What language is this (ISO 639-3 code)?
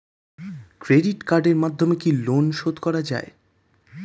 ben